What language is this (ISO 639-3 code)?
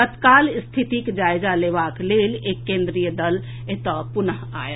mai